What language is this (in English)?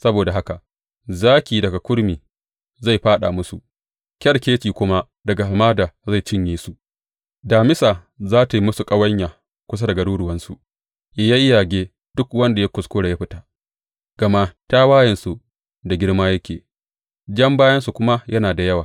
Hausa